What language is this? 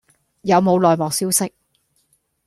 Cantonese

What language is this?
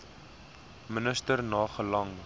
Afrikaans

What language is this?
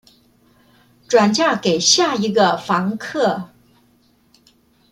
Chinese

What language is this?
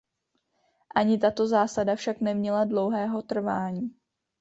Czech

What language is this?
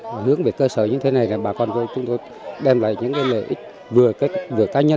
Vietnamese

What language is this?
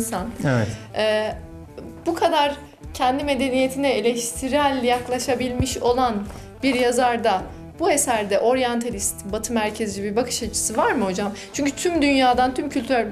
Turkish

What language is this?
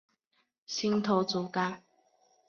Chinese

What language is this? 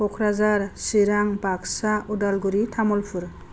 Bodo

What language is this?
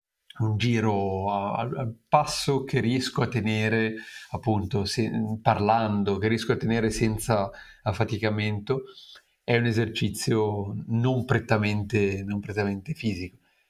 Italian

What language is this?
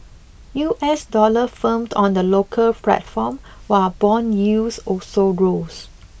English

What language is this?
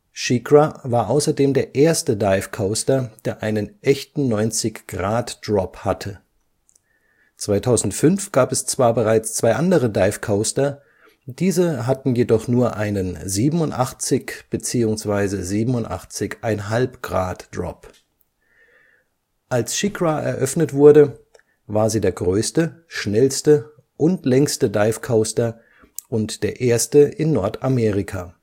German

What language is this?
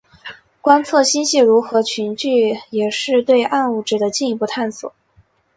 Chinese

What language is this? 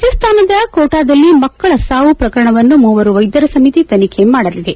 Kannada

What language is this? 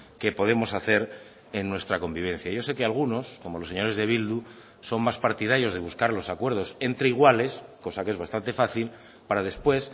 Spanish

